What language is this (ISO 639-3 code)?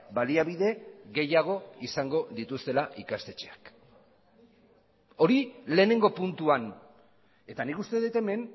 eus